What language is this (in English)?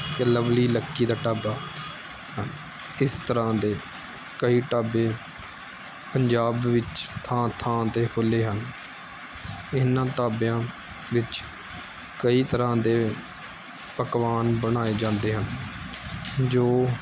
Punjabi